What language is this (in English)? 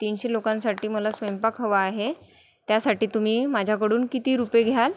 Marathi